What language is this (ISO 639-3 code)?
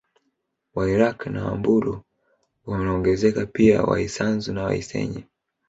swa